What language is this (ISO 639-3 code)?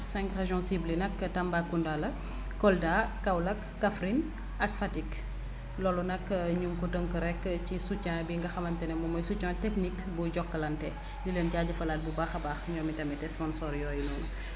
wol